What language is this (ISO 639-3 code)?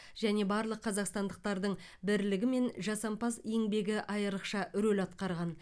kaz